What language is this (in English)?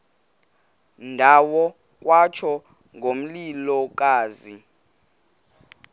Xhosa